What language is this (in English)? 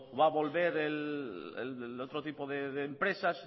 Spanish